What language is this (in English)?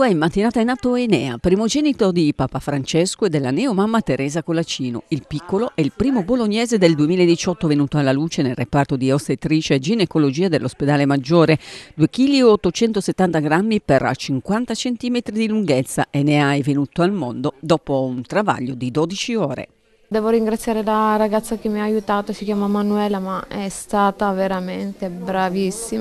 Italian